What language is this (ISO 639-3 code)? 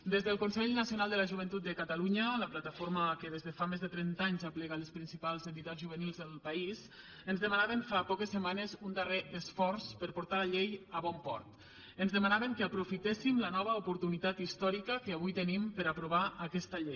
cat